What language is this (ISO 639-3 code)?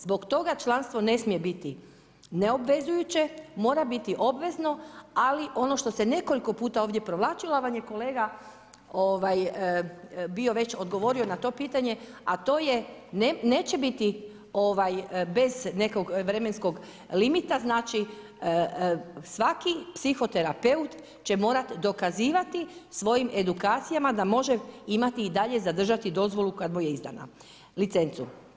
hrv